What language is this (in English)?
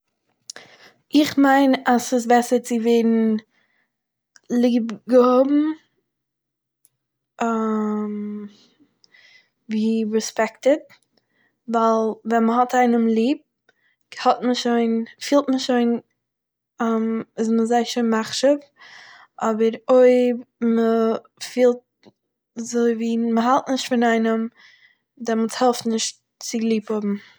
Yiddish